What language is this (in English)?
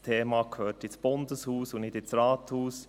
Swiss German